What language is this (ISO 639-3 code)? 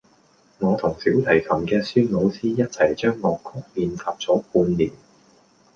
yue